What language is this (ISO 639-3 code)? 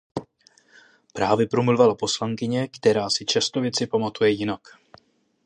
ces